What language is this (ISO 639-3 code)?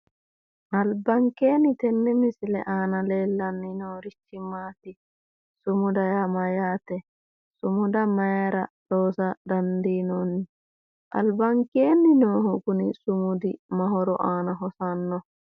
sid